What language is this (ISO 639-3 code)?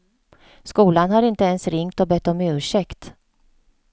swe